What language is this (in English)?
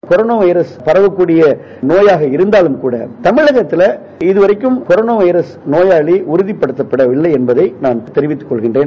Tamil